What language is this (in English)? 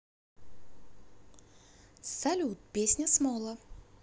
Russian